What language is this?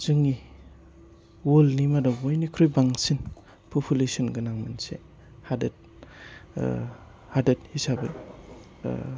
Bodo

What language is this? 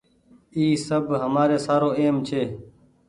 Goaria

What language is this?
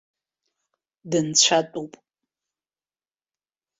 Abkhazian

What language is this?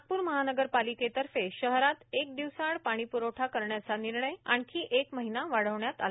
Marathi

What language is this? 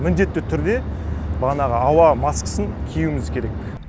Kazakh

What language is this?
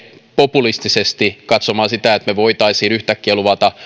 Finnish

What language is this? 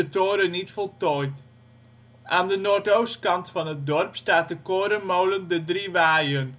Dutch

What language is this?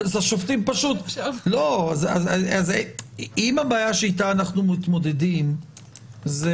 Hebrew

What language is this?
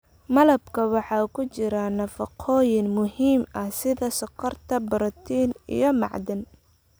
Somali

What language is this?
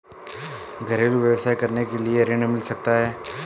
Hindi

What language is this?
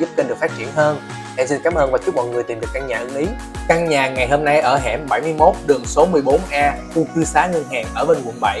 Vietnamese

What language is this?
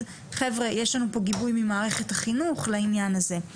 Hebrew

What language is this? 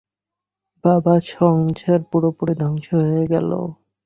Bangla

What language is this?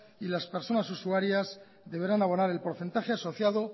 Spanish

